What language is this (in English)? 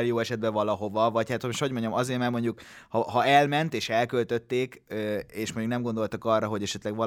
Hungarian